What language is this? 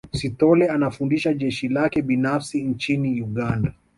Swahili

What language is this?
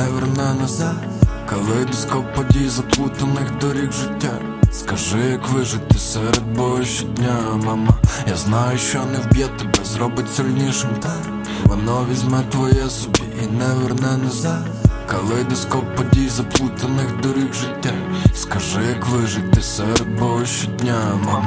Ukrainian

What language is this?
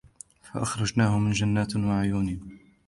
Arabic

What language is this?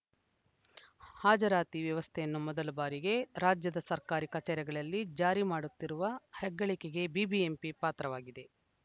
Kannada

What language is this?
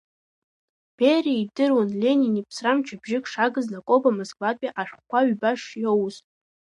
Abkhazian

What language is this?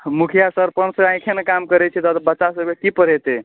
Maithili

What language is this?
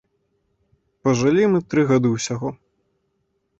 Belarusian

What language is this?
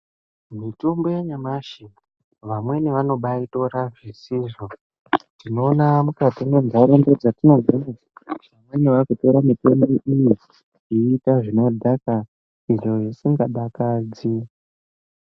Ndau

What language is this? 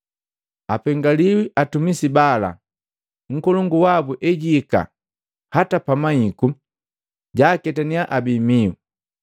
Matengo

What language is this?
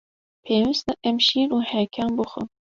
Kurdish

